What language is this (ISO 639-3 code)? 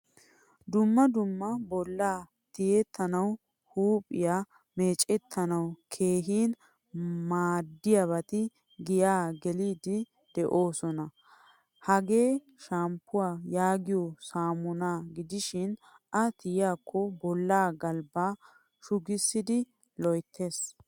wal